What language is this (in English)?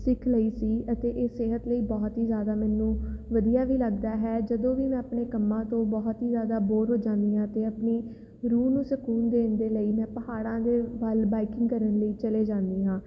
Punjabi